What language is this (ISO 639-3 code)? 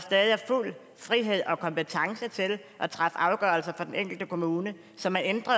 dan